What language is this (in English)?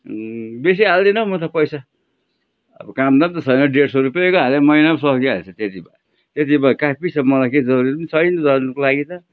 Nepali